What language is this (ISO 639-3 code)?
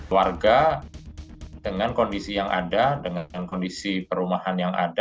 ind